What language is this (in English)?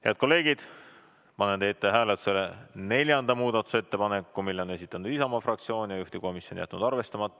Estonian